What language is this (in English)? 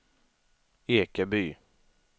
Swedish